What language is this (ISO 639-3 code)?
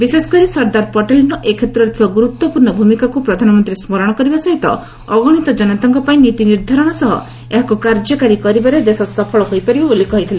ori